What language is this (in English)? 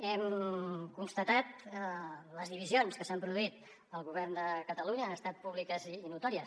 Catalan